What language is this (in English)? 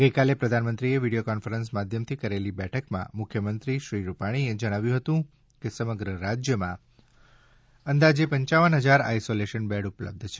Gujarati